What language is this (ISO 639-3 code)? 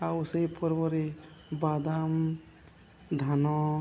ori